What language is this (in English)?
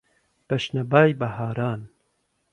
Central Kurdish